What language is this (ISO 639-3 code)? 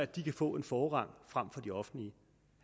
dan